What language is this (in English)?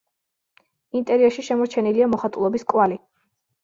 Georgian